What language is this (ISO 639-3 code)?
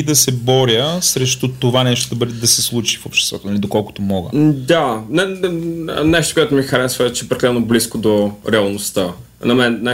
bul